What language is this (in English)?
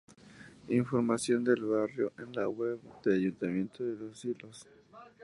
Spanish